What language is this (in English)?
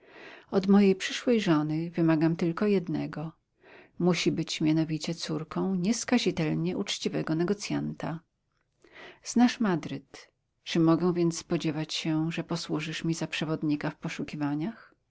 Polish